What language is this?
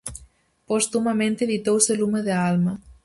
Galician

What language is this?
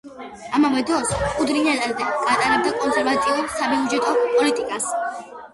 Georgian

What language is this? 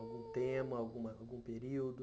Portuguese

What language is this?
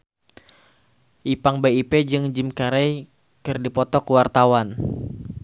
Sundanese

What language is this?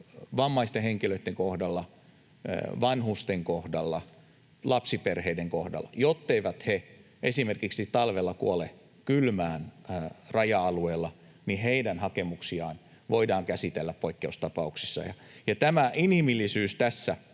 Finnish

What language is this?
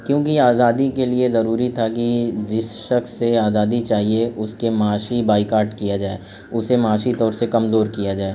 Urdu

